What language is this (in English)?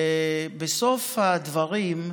Hebrew